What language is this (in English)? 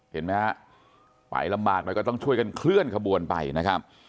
Thai